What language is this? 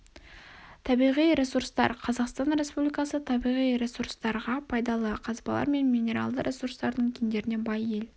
Kazakh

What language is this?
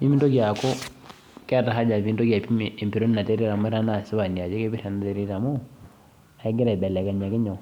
Masai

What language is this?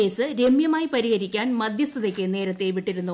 Malayalam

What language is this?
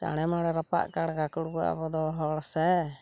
Santali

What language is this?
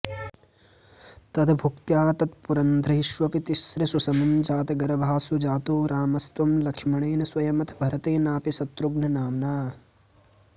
Sanskrit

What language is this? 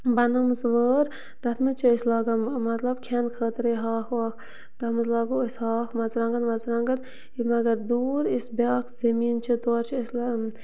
Kashmiri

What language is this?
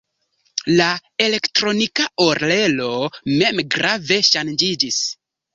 Esperanto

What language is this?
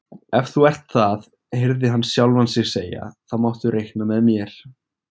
Icelandic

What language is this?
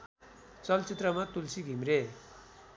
Nepali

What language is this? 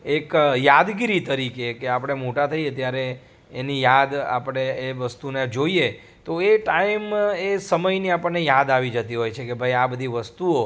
Gujarati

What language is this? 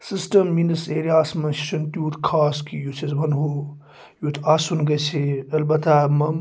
Kashmiri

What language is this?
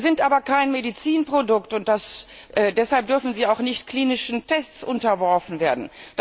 German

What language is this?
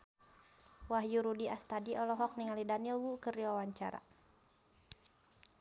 Sundanese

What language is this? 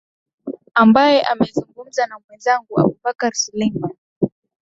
Swahili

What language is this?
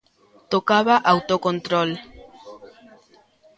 Galician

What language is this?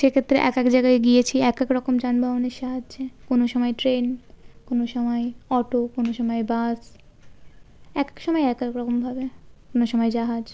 Bangla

